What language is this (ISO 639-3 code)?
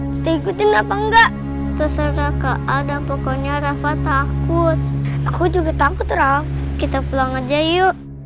ind